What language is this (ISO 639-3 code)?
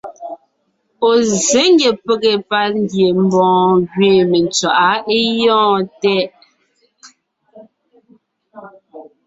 nnh